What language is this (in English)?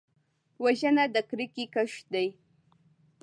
Pashto